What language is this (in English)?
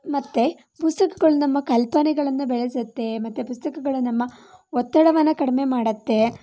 Kannada